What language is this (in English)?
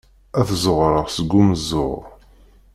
Kabyle